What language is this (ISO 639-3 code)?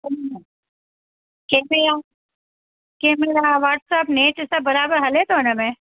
snd